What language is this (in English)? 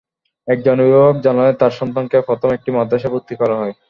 Bangla